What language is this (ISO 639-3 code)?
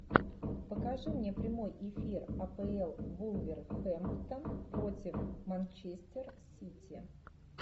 rus